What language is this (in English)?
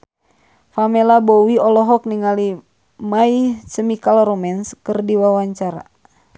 Sundanese